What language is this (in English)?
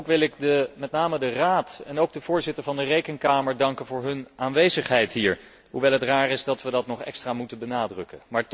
Dutch